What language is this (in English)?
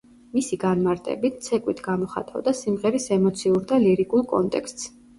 Georgian